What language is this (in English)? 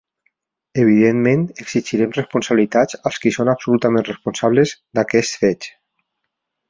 Catalan